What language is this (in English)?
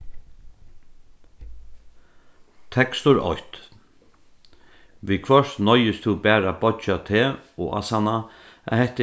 Faroese